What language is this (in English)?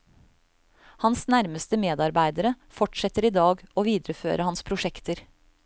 Norwegian